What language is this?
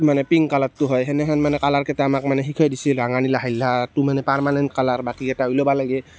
Assamese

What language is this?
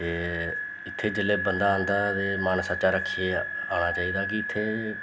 Dogri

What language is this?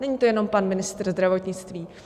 Czech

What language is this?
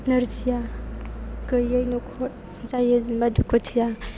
Bodo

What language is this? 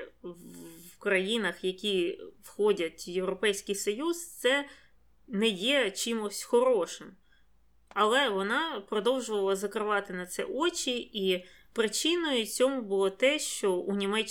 Ukrainian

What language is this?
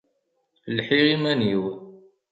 Kabyle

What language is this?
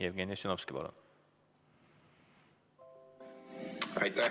Estonian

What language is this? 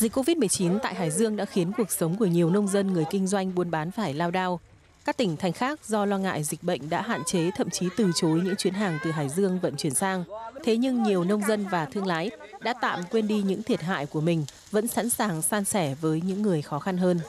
Vietnamese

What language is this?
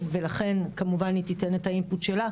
Hebrew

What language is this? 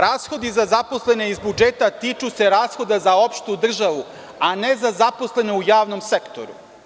Serbian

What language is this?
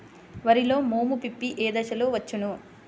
Telugu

